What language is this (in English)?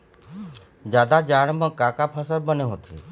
Chhattisgarhi